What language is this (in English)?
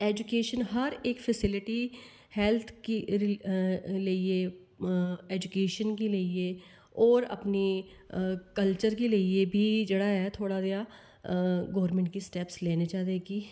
Dogri